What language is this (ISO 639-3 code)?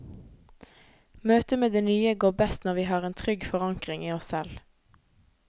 nor